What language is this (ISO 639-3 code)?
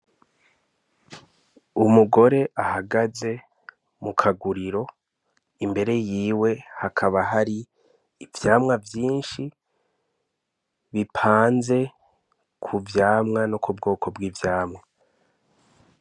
run